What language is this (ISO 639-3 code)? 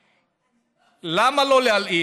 heb